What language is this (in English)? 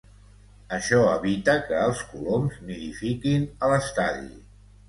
Catalan